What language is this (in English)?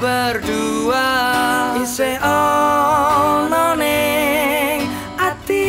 Indonesian